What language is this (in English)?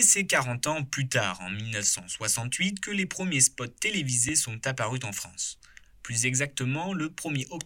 French